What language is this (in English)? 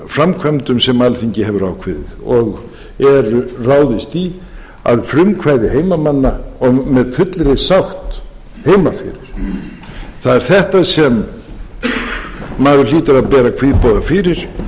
Icelandic